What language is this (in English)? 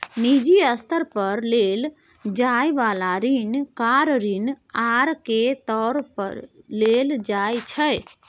Maithili